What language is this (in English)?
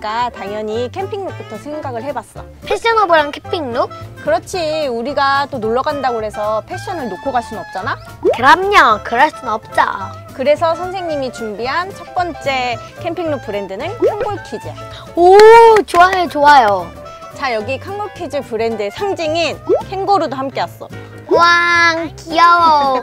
Korean